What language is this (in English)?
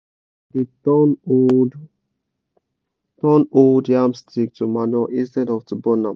Nigerian Pidgin